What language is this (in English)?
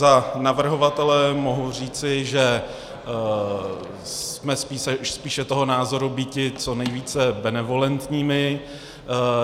Czech